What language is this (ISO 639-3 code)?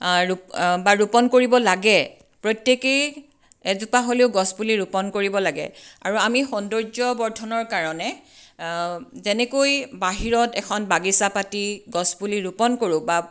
asm